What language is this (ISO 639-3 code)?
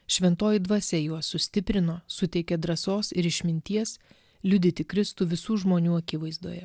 lit